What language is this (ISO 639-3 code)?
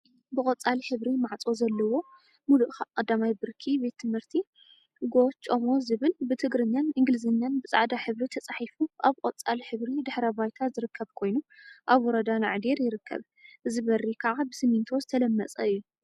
tir